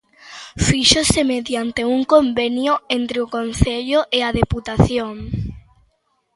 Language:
Galician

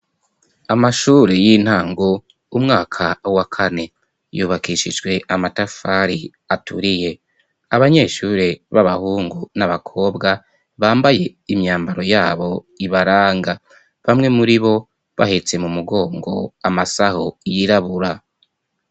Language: Rundi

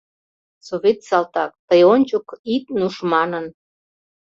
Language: Mari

